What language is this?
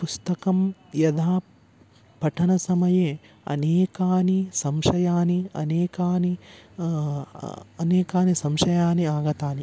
Sanskrit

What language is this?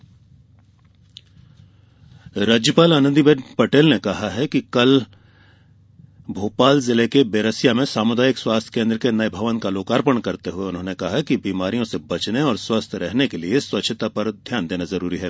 Hindi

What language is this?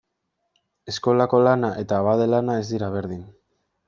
Basque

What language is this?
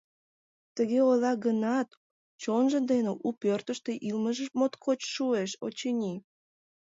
Mari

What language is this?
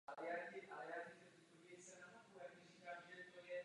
Czech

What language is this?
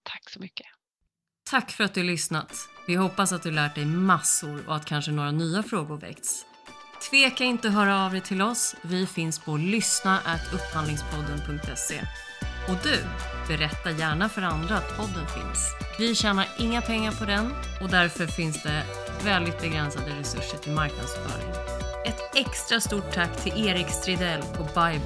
Swedish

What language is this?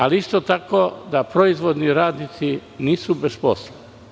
Serbian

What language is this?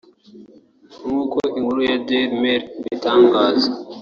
Kinyarwanda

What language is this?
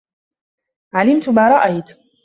Arabic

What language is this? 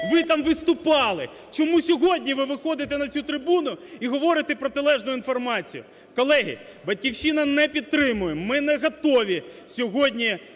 Ukrainian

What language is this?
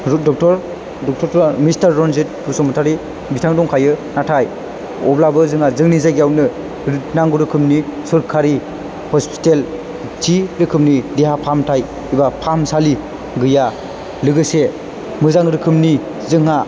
Bodo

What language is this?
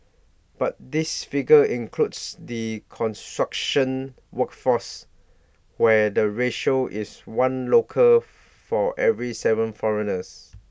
English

